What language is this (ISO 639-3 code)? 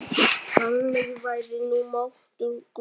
isl